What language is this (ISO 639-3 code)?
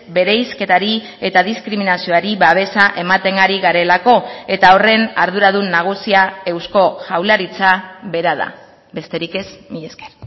eus